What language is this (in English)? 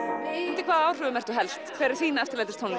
Icelandic